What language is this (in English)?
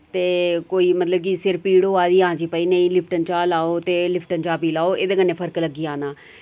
Dogri